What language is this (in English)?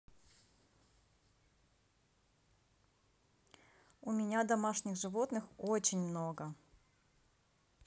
Russian